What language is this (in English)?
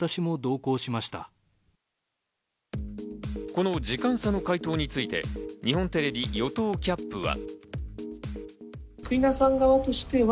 Japanese